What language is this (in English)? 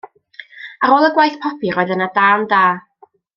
Welsh